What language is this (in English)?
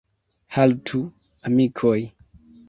Esperanto